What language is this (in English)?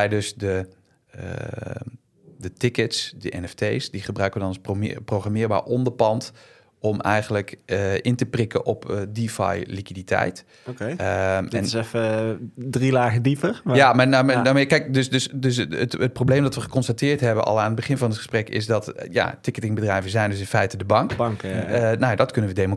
Dutch